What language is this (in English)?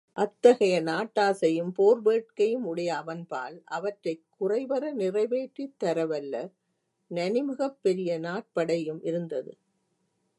Tamil